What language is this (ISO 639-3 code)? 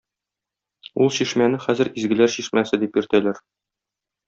tat